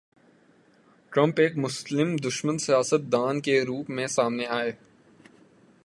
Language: Urdu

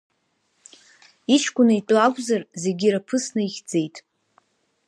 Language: Abkhazian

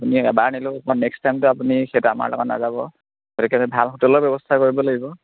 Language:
Assamese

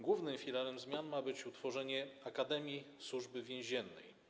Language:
Polish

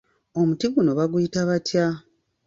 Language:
Ganda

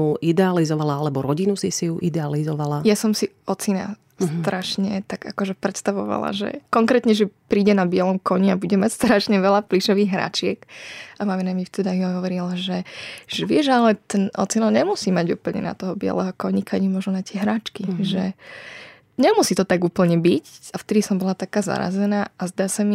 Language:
Slovak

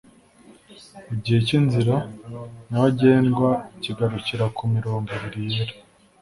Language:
Kinyarwanda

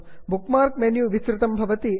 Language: Sanskrit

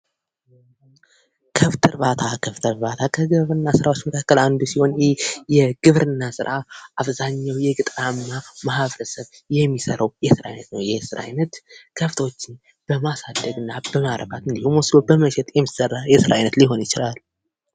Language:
Amharic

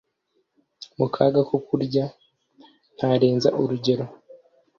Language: Kinyarwanda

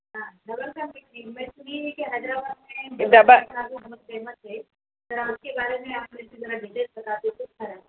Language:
Urdu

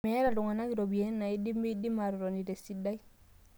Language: Masai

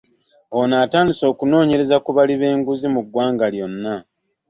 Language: Ganda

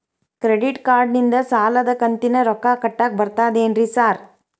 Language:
Kannada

